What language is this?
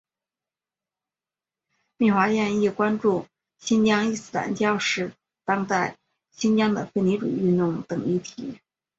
Chinese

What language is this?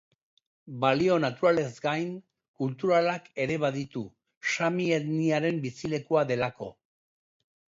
Basque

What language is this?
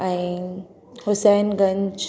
Sindhi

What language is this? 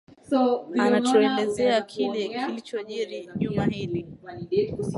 Swahili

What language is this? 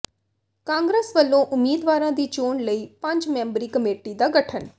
Punjabi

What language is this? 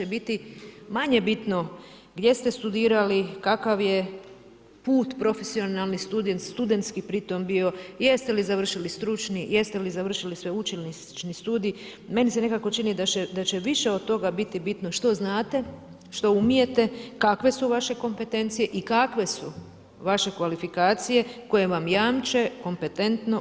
Croatian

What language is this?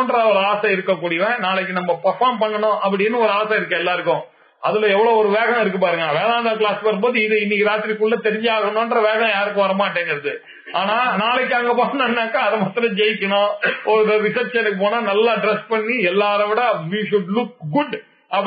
Tamil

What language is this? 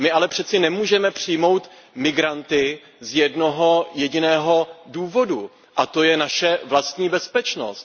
Czech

